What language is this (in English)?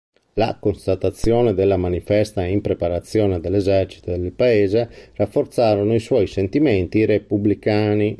Italian